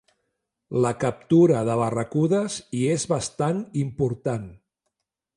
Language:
Catalan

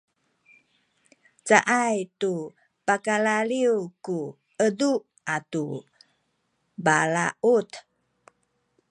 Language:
Sakizaya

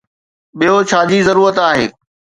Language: Sindhi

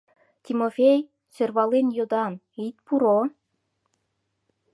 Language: Mari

